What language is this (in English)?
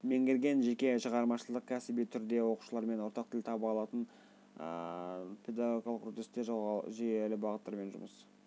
Kazakh